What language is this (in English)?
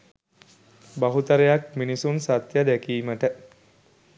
Sinhala